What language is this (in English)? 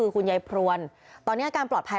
Thai